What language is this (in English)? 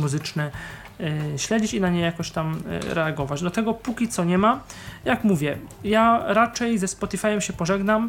Polish